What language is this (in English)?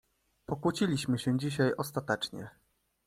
Polish